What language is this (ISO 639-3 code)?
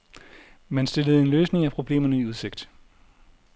dan